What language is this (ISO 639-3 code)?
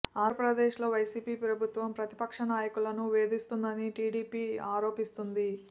tel